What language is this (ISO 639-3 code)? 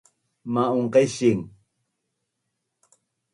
bnn